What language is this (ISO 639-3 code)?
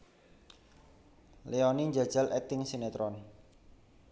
jav